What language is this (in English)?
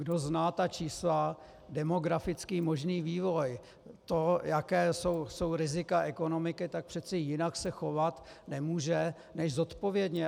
Czech